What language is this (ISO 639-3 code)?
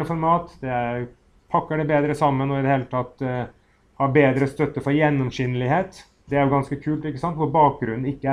nor